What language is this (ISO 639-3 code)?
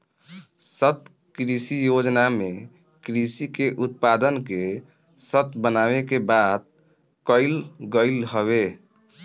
bho